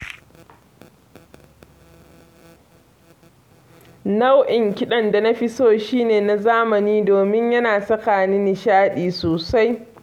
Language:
Hausa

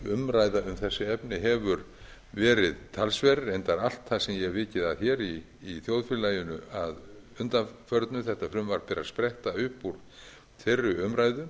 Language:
Icelandic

